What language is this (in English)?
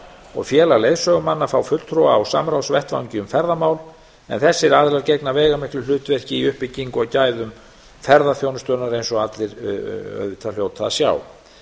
Icelandic